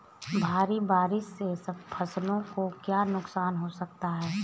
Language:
Hindi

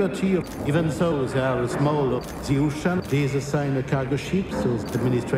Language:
Russian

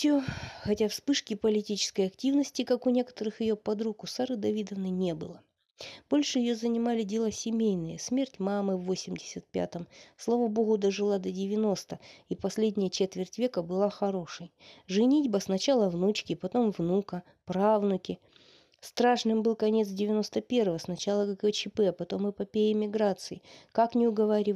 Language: Russian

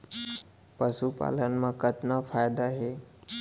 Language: Chhattisgarhi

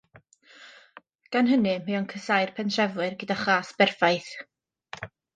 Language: Welsh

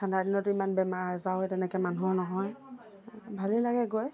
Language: Assamese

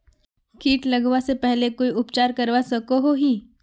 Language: Magahi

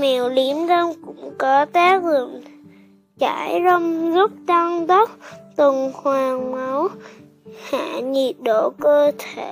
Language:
Vietnamese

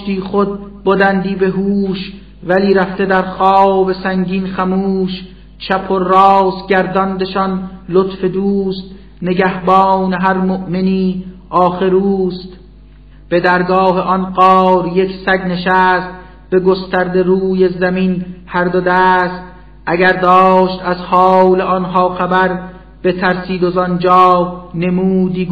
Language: Persian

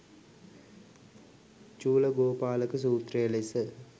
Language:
Sinhala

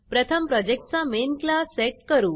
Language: Marathi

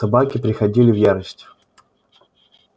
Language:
Russian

